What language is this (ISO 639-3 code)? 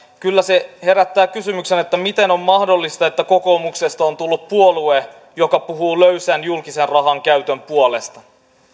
fin